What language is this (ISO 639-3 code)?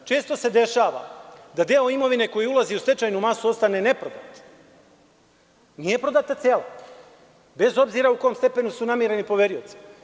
srp